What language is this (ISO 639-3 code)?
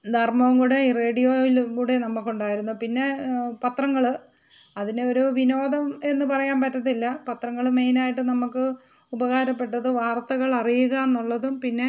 mal